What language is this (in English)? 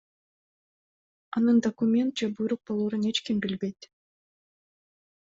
Kyrgyz